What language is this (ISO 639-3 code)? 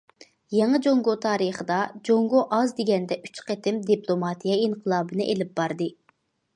uig